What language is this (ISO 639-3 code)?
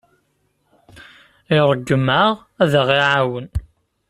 kab